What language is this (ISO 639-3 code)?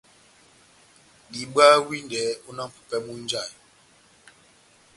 bnm